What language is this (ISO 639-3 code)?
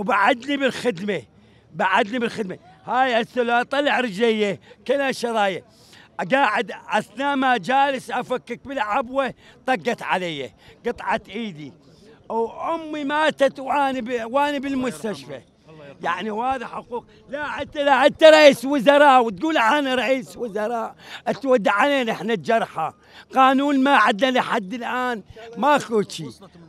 ara